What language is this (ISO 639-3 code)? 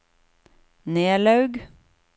nor